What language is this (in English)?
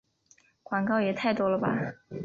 Chinese